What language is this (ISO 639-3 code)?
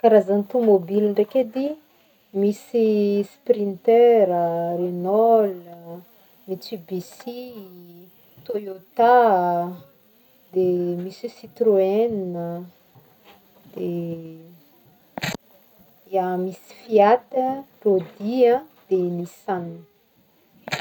bmm